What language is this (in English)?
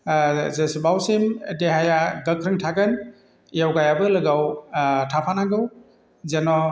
Bodo